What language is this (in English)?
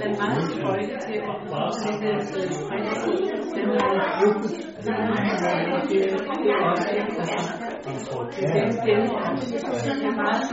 Danish